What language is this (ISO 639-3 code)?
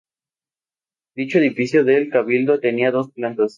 spa